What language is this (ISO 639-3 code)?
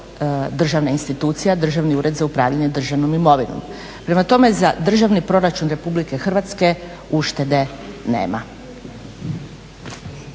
hrv